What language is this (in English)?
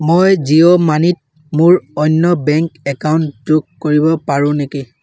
Assamese